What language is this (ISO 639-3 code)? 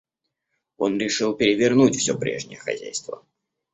rus